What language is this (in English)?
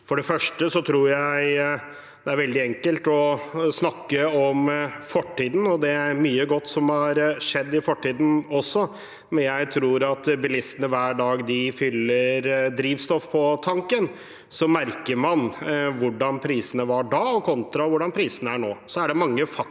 Norwegian